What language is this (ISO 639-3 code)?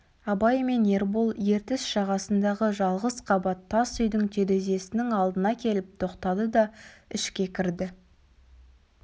kaz